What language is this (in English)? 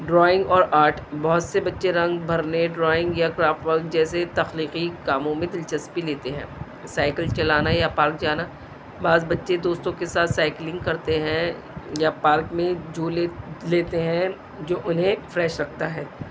Urdu